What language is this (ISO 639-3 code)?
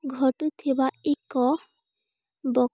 ori